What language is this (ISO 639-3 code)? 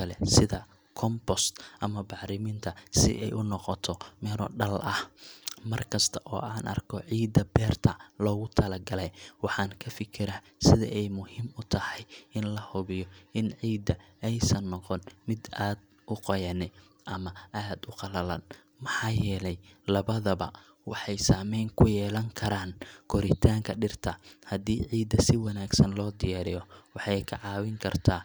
som